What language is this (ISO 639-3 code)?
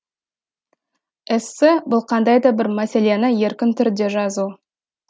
kaz